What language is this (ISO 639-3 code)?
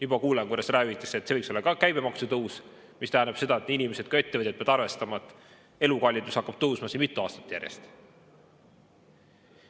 est